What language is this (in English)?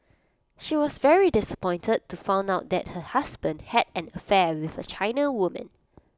English